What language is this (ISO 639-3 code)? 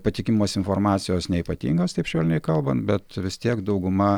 lit